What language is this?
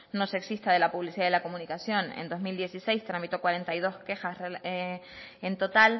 Spanish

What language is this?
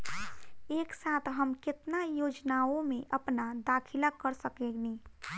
Bhojpuri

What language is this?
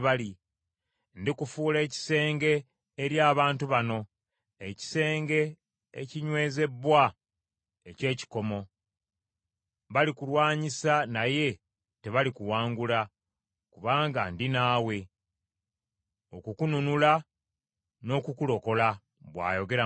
Ganda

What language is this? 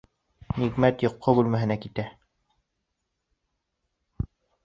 Bashkir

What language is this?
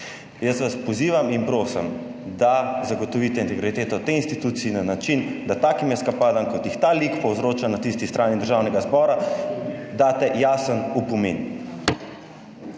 Slovenian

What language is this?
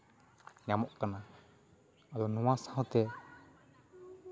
Santali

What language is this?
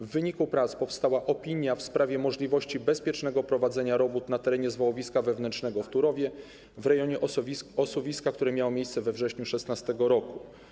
Polish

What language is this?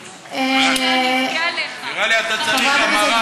Hebrew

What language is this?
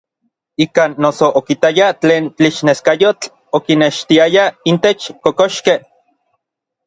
Orizaba Nahuatl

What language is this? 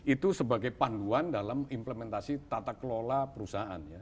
Indonesian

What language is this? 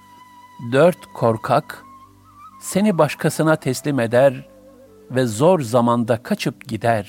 Turkish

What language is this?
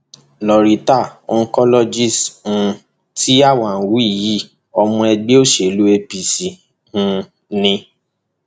Yoruba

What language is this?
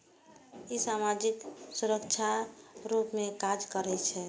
Maithili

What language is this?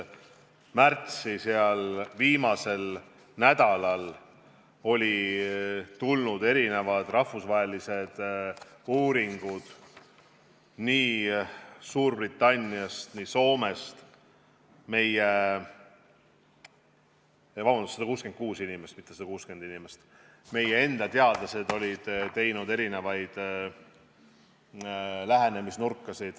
Estonian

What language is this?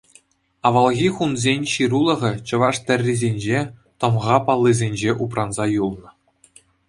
Chuvash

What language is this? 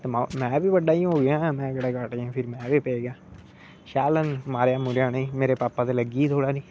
Dogri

